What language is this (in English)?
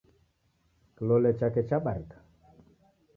Taita